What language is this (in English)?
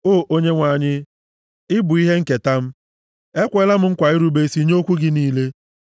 Igbo